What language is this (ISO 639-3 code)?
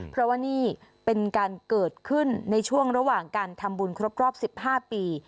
tha